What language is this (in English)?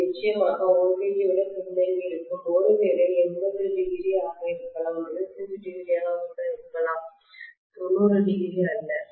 Tamil